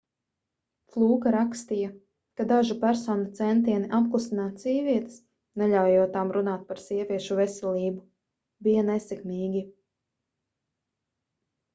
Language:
Latvian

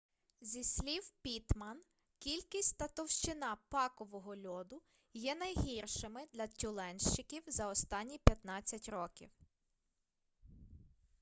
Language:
Ukrainian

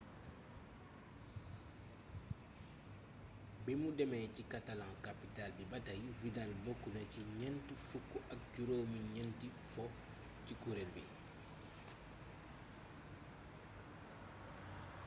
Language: Wolof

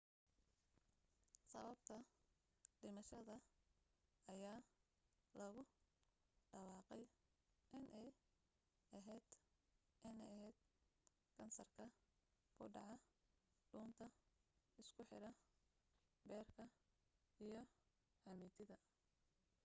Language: Somali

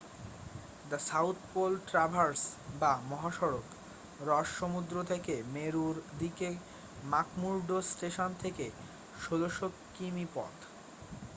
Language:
Bangla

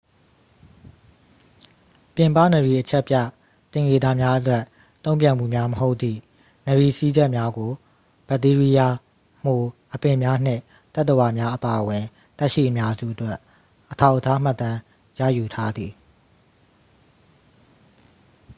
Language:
Burmese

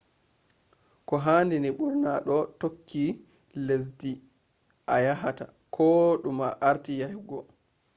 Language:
Fula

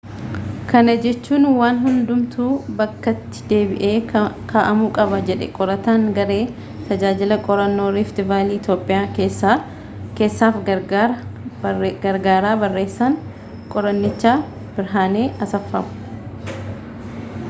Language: Oromo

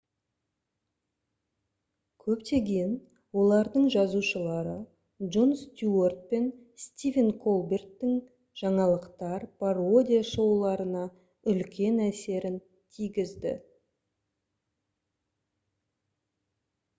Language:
Kazakh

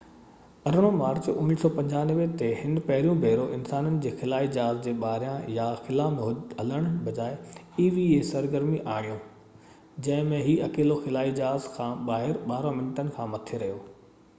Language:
Sindhi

